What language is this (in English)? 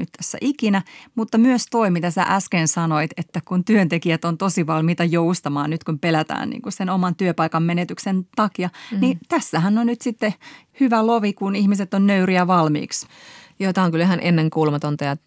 Finnish